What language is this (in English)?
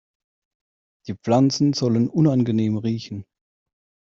German